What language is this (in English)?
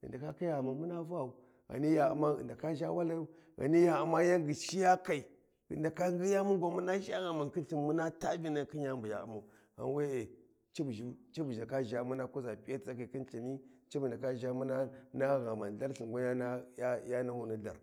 Warji